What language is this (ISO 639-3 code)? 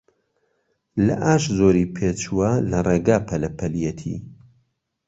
ckb